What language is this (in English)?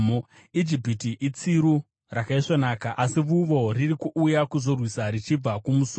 Shona